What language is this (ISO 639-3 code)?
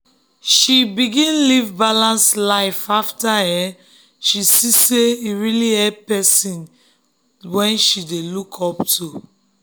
pcm